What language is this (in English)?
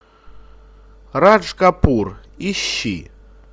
Russian